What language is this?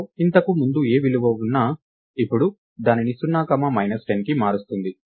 Telugu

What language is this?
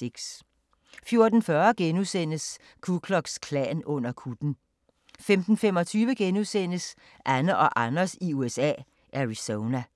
Danish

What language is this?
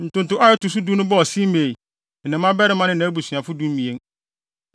Akan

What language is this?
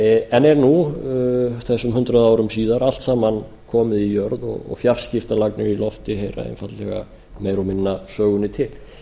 Icelandic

